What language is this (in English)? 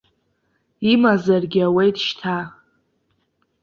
Abkhazian